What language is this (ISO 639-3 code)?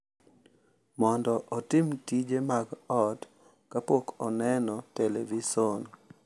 luo